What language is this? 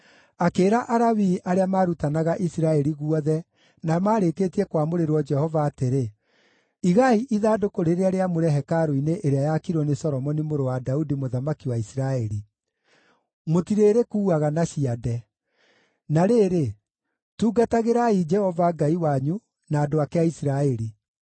Kikuyu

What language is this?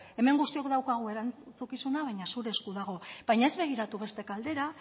Basque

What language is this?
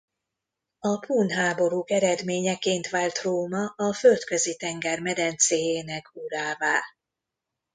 Hungarian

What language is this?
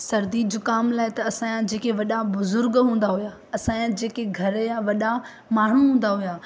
Sindhi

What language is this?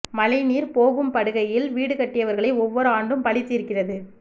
Tamil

